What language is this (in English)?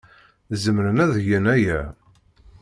Kabyle